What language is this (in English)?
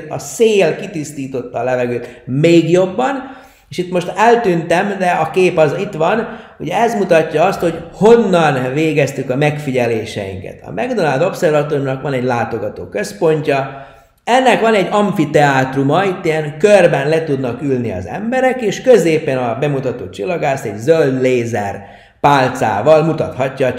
Hungarian